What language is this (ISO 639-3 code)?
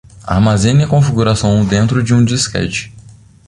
por